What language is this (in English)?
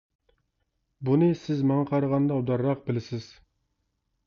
Uyghur